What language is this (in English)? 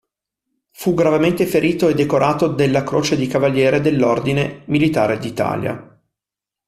Italian